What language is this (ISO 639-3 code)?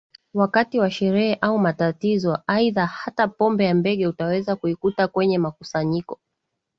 swa